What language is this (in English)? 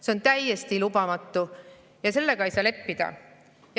Estonian